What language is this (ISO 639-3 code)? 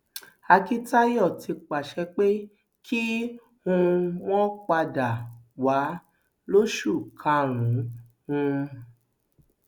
yor